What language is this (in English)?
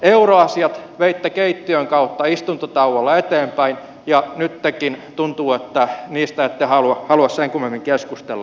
Finnish